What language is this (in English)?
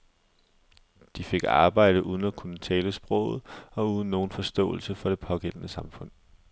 Danish